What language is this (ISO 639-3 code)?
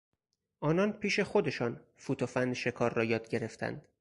fas